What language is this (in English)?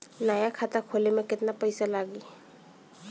Bhojpuri